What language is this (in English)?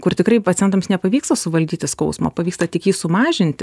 Lithuanian